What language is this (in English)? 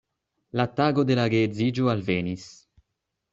Esperanto